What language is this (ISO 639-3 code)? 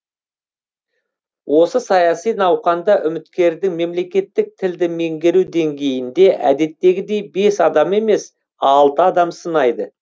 kaz